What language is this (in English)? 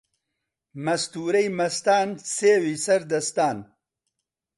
Central Kurdish